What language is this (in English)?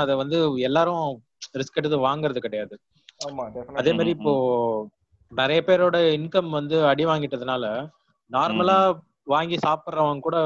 Tamil